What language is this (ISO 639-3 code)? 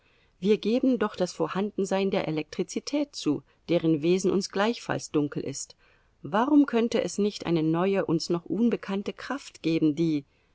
deu